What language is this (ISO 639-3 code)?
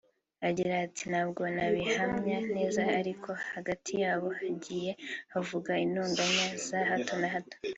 kin